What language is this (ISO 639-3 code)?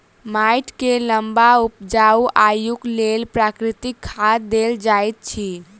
mai